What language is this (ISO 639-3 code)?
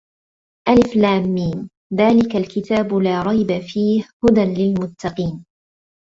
ara